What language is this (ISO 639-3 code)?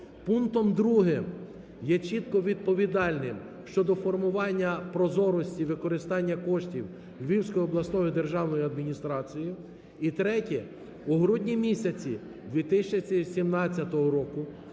ukr